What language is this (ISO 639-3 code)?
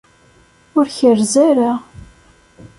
kab